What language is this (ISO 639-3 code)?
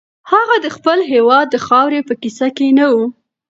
pus